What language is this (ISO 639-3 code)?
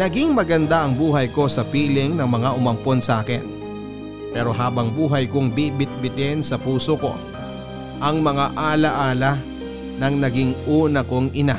fil